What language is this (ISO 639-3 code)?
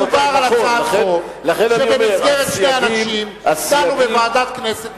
heb